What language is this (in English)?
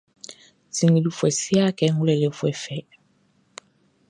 Baoulé